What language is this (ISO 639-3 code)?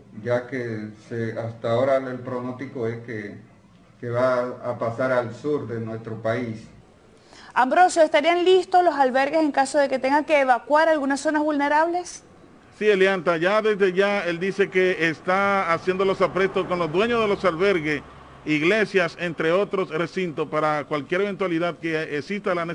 spa